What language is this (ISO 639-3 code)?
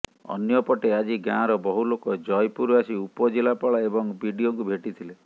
ori